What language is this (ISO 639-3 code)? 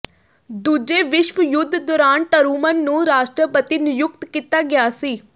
pan